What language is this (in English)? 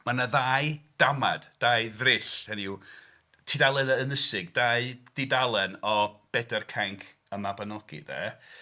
Welsh